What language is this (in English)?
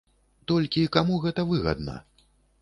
Belarusian